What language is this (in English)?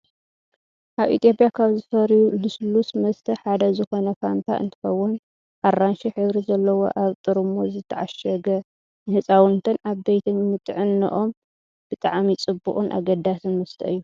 Tigrinya